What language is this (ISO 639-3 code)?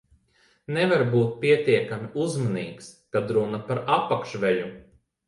lav